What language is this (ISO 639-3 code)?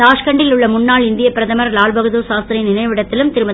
tam